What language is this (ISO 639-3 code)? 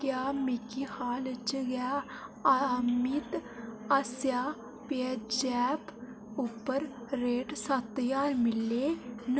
doi